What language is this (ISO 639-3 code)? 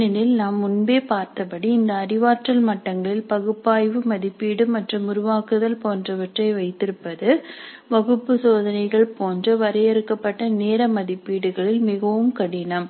tam